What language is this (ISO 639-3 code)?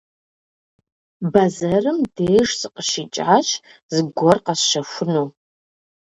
kbd